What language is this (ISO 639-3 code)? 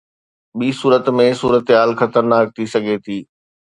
snd